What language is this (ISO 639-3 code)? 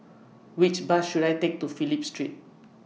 eng